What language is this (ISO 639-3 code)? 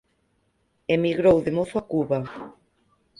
glg